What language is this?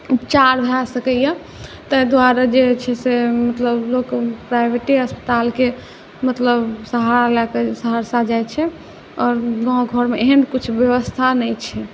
Maithili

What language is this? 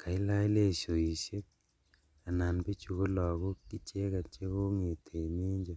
Kalenjin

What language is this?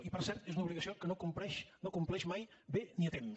Catalan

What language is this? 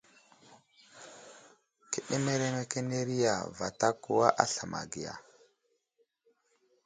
Wuzlam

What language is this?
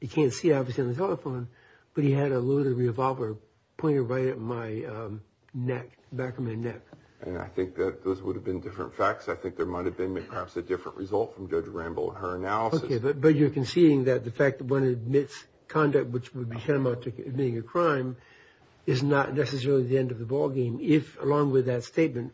English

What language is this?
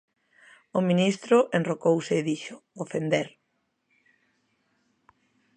Galician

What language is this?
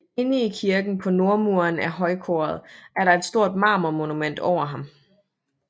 Danish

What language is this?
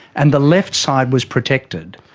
English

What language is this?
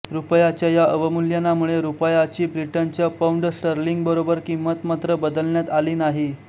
Marathi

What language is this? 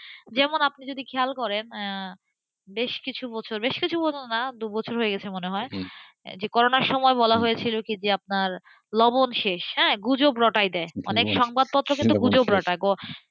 Bangla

